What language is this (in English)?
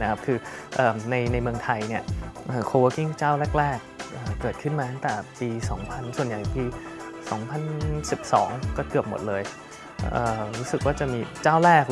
Thai